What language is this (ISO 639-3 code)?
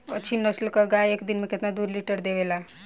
bho